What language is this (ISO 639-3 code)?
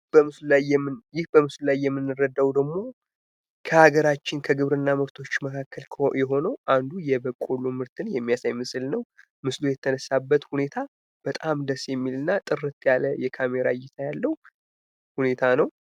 amh